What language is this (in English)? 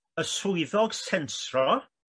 Welsh